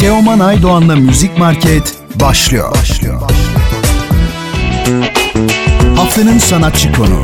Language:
Turkish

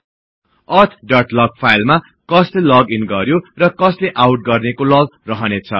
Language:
Nepali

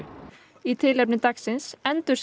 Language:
Icelandic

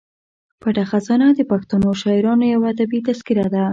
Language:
Pashto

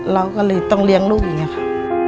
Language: Thai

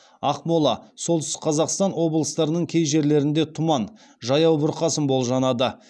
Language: Kazakh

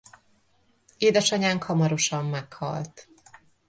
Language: Hungarian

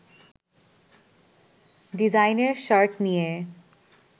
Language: Bangla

